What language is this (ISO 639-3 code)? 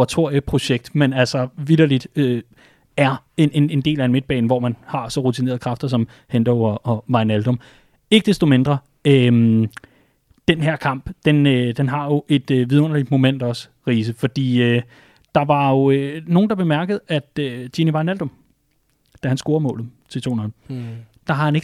dan